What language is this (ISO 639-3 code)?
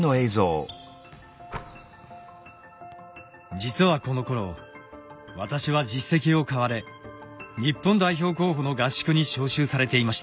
jpn